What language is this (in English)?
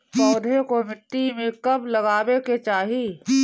Bhojpuri